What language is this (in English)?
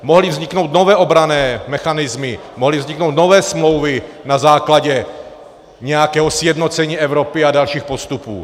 Czech